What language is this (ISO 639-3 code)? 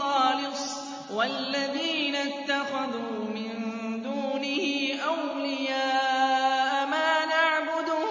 ara